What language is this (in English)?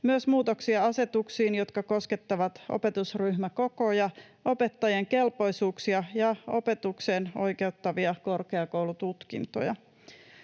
Finnish